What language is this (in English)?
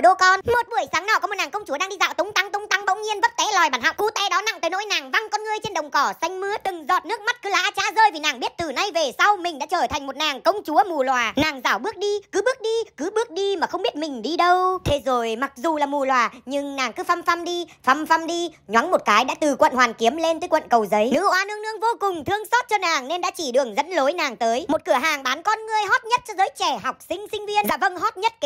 Vietnamese